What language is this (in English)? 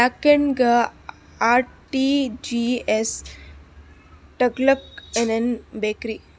Kannada